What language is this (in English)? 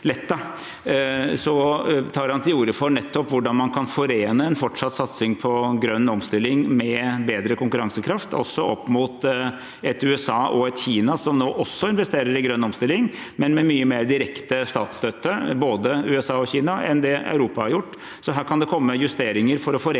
Norwegian